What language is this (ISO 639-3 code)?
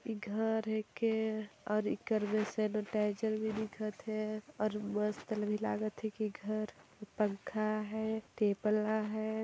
sck